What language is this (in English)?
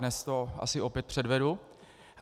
Czech